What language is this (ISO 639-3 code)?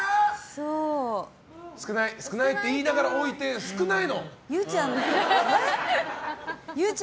jpn